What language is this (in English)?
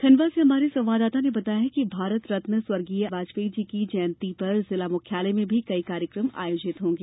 Hindi